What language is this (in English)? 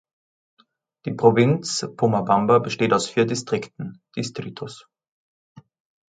German